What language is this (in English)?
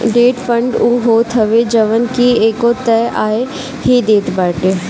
Bhojpuri